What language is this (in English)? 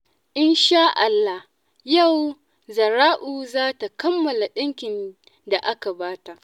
Hausa